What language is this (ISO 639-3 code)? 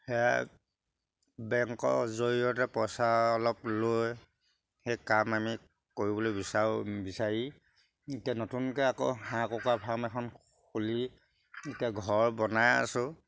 asm